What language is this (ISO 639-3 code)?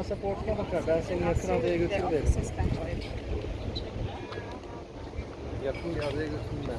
tur